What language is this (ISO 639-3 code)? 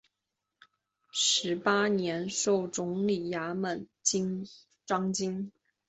zho